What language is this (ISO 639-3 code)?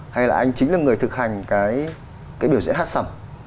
vie